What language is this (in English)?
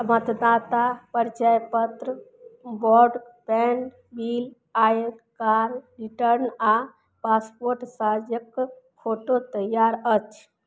Maithili